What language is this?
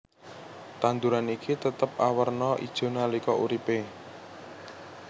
Javanese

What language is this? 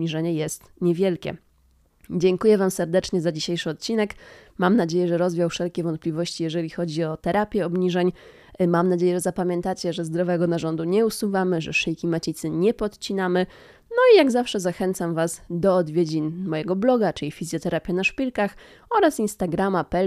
Polish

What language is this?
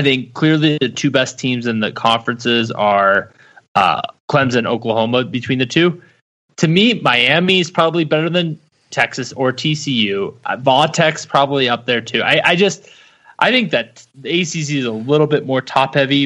English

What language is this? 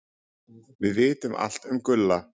Icelandic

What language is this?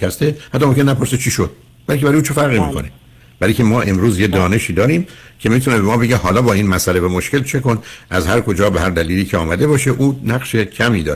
Persian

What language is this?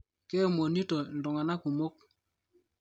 Masai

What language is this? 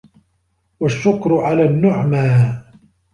Arabic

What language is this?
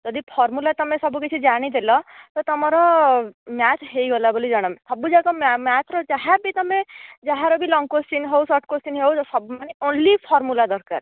Odia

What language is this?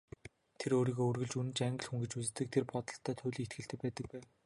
Mongolian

